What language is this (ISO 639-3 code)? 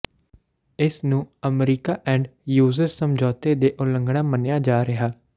pan